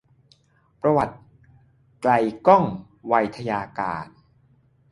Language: Thai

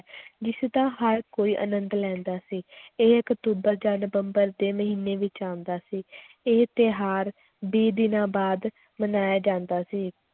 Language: Punjabi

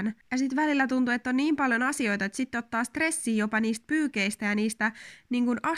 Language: Finnish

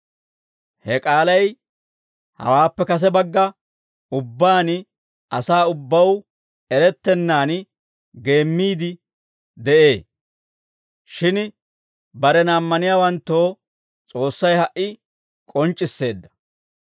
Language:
Dawro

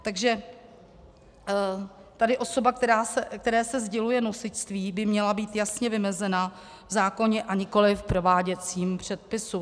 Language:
Czech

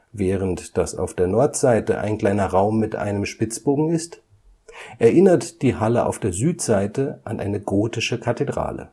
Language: German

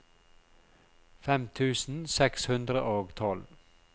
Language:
Norwegian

